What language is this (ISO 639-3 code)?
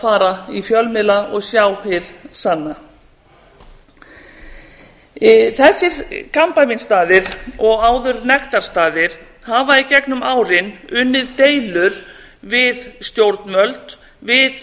isl